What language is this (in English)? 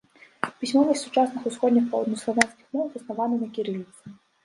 Belarusian